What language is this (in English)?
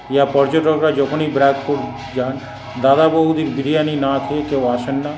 Bangla